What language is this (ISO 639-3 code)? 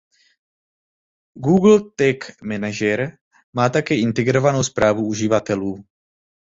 ces